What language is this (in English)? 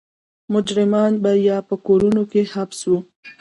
Pashto